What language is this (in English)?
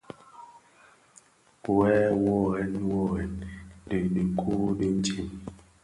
Bafia